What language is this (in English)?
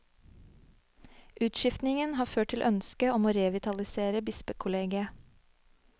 Norwegian